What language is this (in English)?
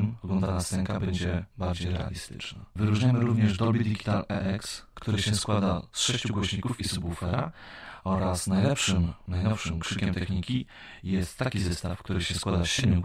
Polish